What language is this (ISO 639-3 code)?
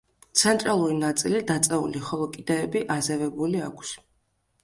kat